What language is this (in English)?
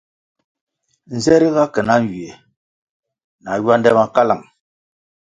Kwasio